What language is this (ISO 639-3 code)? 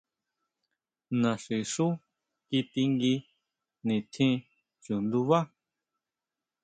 mau